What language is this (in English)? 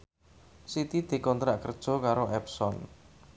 Javanese